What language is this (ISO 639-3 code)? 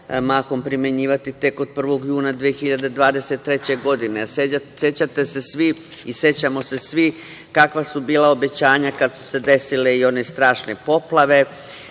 srp